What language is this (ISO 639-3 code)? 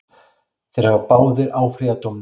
isl